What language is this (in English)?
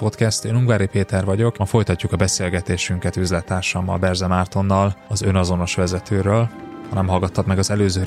Hungarian